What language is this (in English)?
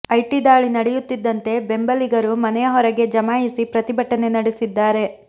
Kannada